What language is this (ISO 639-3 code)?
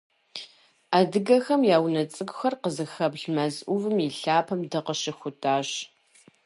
kbd